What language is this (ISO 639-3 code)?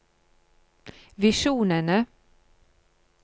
nor